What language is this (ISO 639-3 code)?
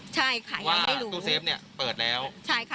tha